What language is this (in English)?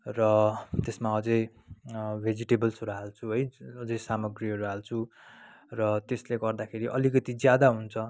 Nepali